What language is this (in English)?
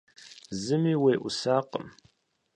Kabardian